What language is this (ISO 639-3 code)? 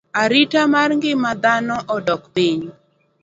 luo